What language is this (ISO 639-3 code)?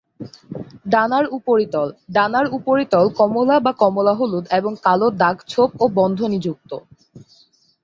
ben